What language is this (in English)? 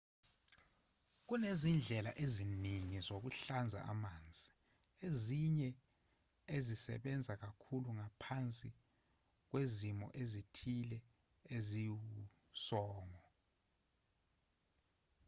Zulu